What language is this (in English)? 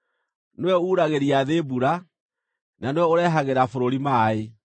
Kikuyu